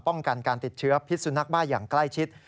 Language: Thai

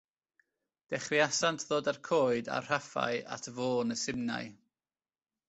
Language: Welsh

